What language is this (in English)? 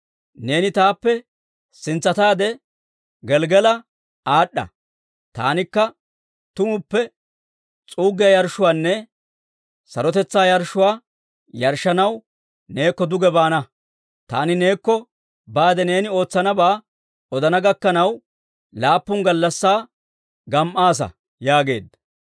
Dawro